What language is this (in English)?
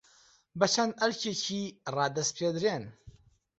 Central Kurdish